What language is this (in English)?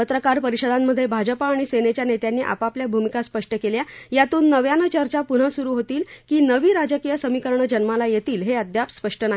Marathi